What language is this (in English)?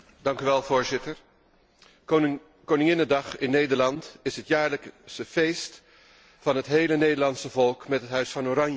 Dutch